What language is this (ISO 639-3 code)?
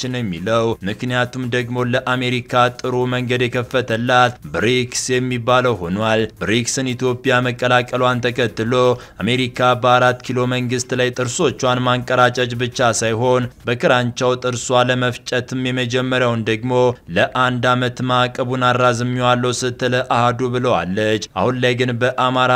ara